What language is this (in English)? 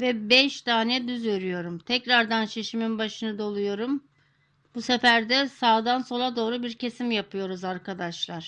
Turkish